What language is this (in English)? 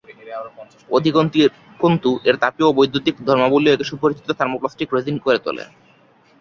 Bangla